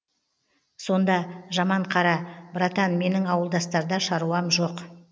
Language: Kazakh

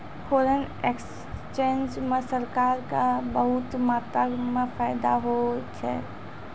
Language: Maithili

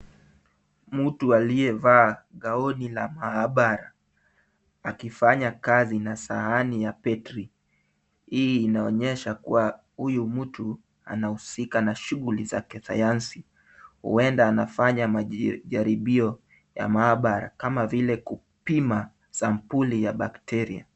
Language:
Swahili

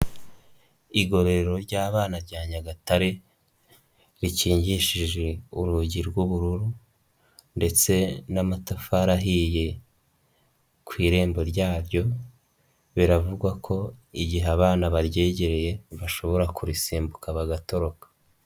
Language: Kinyarwanda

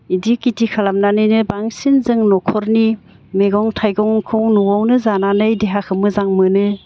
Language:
Bodo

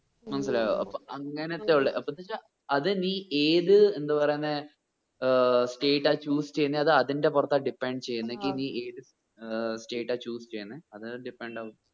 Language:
Malayalam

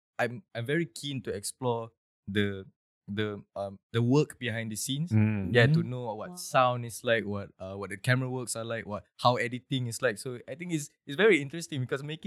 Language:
Malay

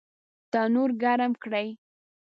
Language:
Pashto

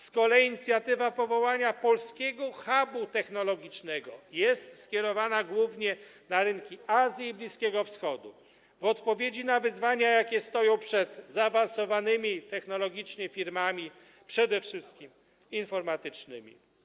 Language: Polish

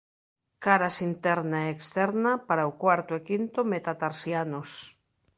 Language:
Galician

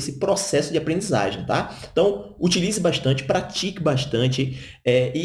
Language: Portuguese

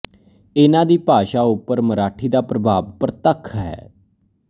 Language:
Punjabi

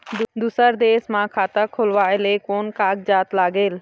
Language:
Chhattisgarhi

